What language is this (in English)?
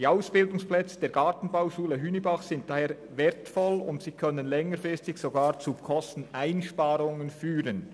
Swiss German